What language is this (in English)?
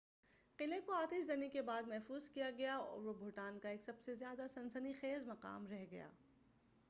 Urdu